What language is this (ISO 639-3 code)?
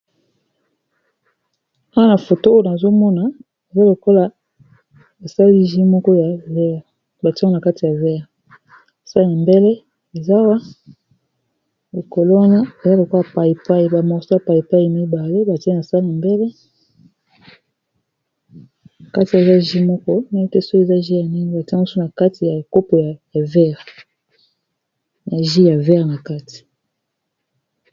lin